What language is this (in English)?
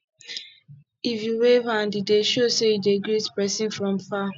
Nigerian Pidgin